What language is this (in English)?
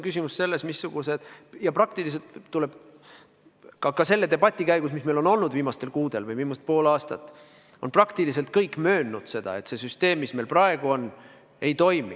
Estonian